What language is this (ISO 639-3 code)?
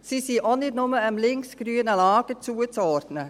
gsw